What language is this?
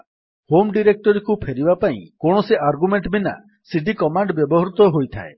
Odia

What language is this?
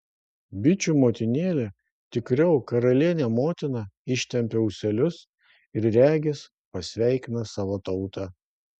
Lithuanian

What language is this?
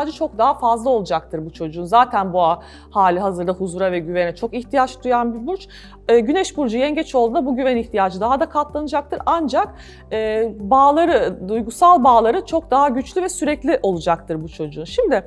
Turkish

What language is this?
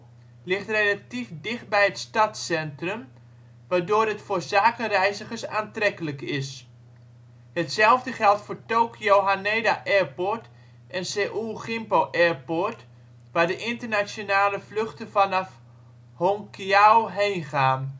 Dutch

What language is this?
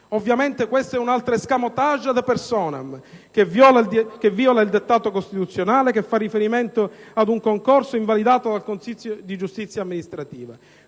Italian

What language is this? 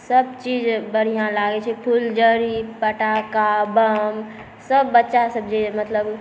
Maithili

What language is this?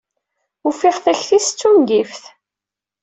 Kabyle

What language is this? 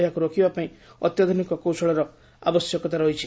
Odia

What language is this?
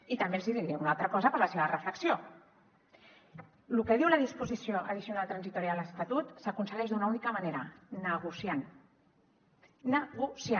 Catalan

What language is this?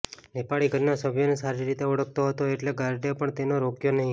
Gujarati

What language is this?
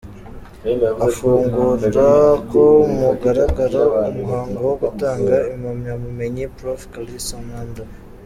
Kinyarwanda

